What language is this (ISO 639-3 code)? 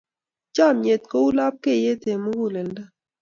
kln